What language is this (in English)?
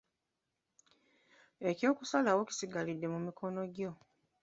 Ganda